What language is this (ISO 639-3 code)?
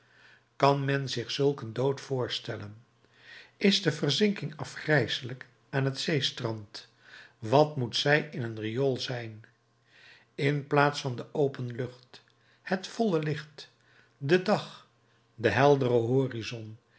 nld